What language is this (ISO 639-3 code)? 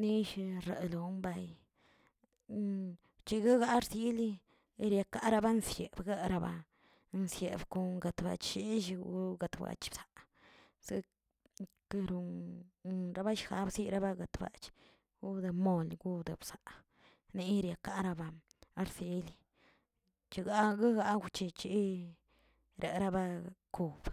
zts